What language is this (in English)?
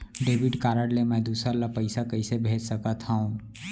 Chhattisgarhi